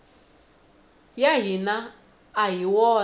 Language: Tsonga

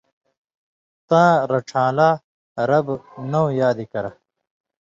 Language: Indus Kohistani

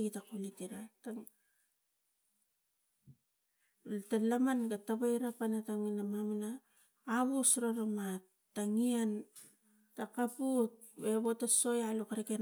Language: Tigak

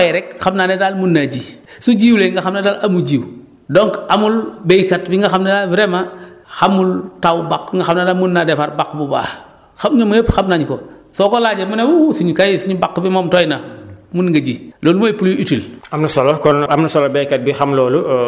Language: Wolof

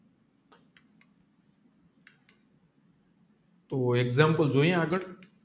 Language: Gujarati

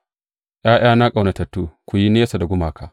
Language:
Hausa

